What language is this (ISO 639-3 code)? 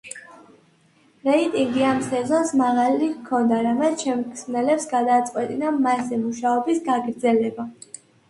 kat